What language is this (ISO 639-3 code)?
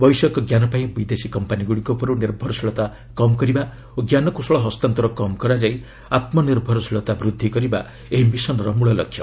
ori